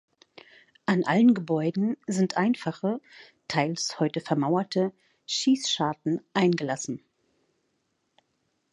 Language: German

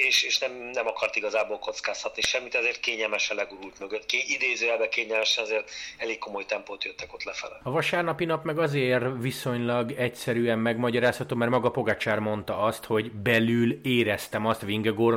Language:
Hungarian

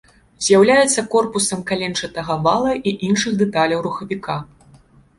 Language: Belarusian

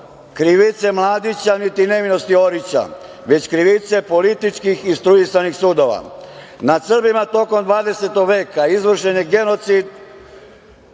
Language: Serbian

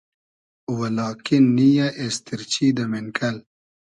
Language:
Hazaragi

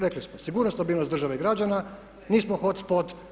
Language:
Croatian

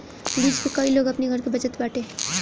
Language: Bhojpuri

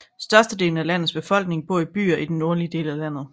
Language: Danish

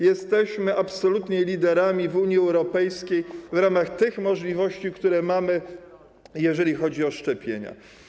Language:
Polish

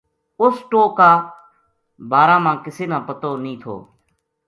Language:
Gujari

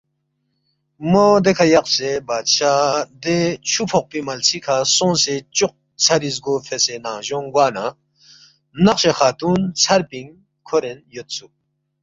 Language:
Balti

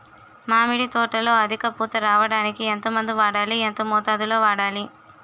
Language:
Telugu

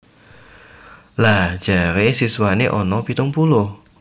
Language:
Javanese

